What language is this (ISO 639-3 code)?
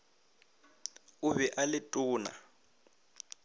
nso